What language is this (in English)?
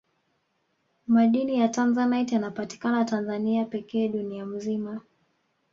Swahili